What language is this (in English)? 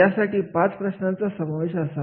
Marathi